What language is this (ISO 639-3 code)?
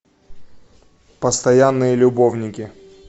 rus